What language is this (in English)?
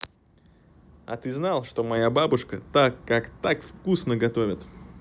Russian